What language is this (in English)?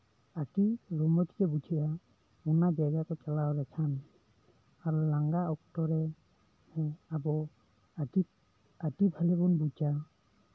Santali